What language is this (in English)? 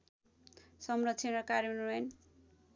Nepali